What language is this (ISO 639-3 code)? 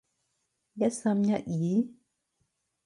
yue